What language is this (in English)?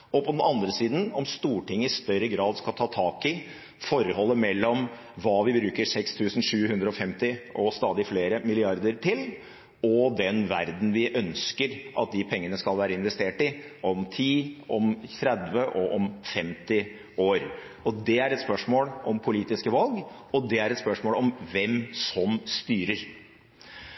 Norwegian Bokmål